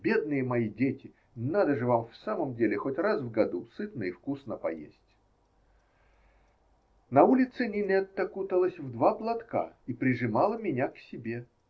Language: Russian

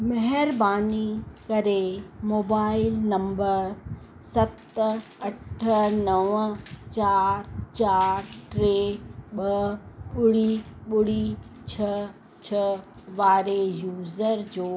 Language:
Sindhi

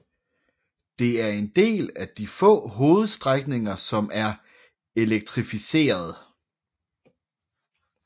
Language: Danish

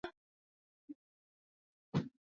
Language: Swahili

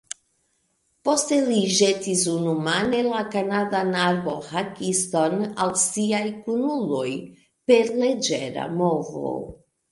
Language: Esperanto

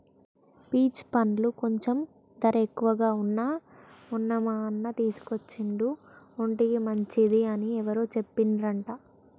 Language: Telugu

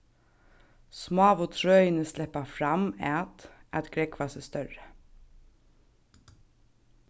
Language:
Faroese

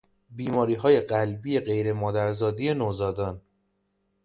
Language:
Persian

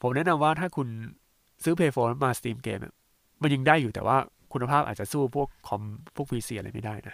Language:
Thai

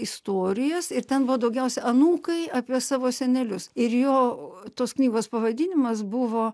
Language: Lithuanian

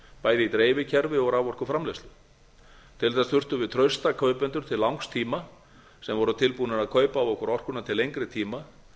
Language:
Icelandic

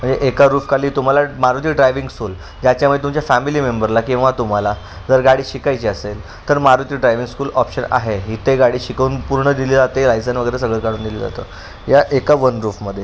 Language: Marathi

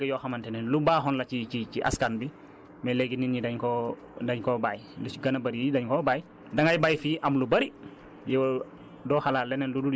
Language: Wolof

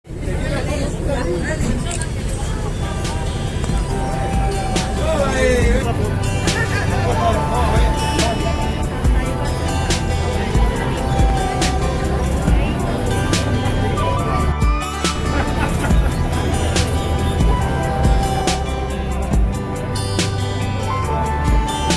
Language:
Spanish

